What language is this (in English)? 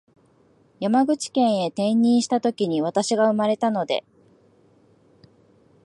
Japanese